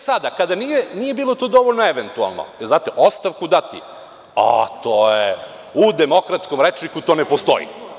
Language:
Serbian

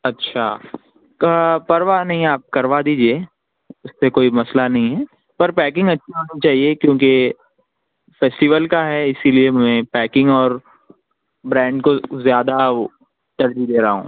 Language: Urdu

